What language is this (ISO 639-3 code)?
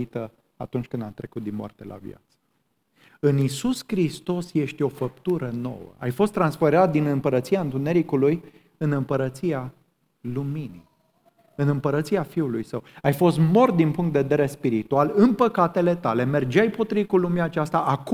ron